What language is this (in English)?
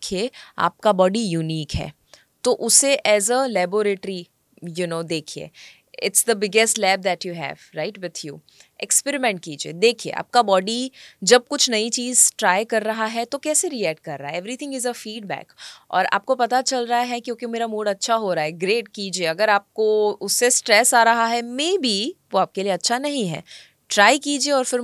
Hindi